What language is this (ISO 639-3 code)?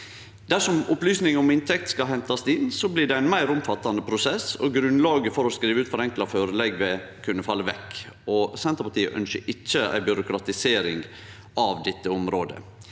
nor